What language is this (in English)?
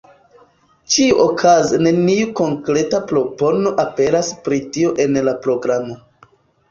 Esperanto